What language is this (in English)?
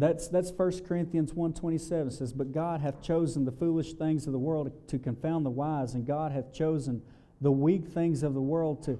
English